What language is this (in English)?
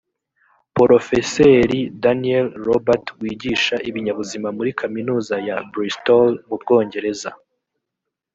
Kinyarwanda